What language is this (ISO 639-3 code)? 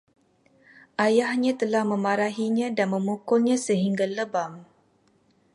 msa